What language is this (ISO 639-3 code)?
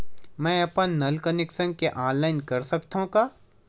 hne